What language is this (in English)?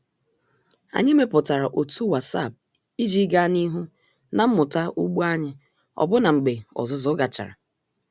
Igbo